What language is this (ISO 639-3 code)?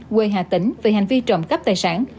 vie